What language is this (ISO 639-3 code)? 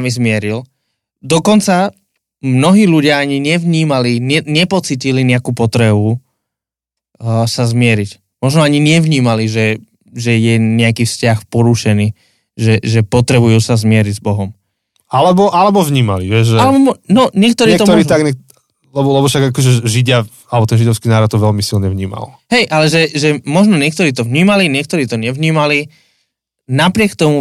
slk